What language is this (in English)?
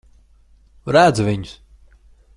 Latvian